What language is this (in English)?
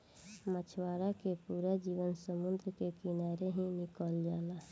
Bhojpuri